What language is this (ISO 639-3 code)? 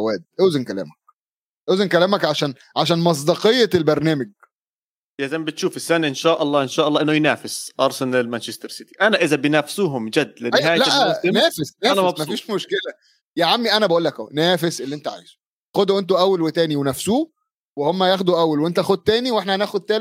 ara